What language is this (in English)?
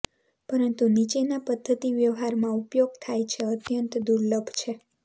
Gujarati